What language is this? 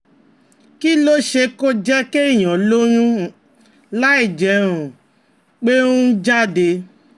Yoruba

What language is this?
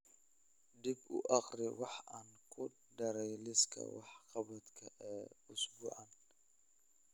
Somali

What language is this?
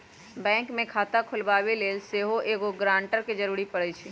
Magahi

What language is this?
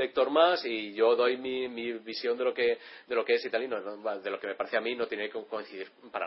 Spanish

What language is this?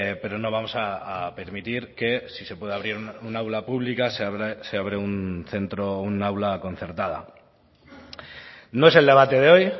Spanish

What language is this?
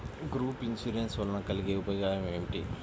Telugu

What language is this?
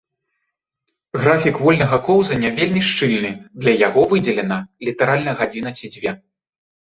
Belarusian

